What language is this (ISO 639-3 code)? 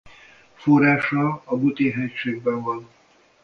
hun